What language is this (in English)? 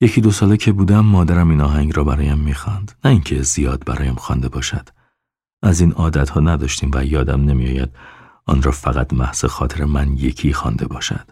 Persian